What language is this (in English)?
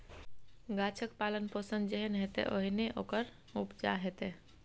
Maithili